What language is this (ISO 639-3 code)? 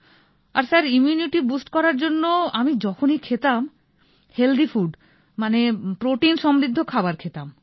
ben